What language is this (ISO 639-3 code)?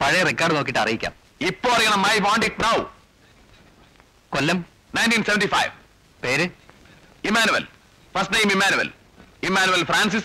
mal